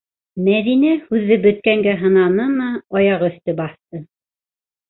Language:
Bashkir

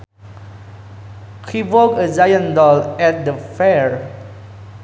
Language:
Sundanese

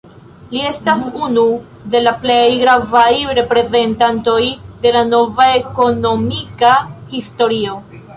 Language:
Esperanto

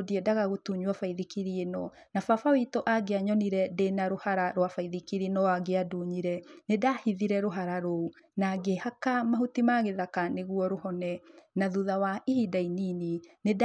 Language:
Kikuyu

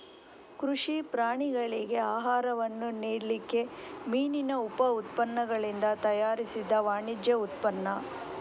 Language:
Kannada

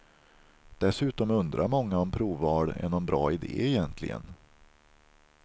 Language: Swedish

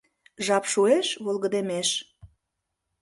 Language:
Mari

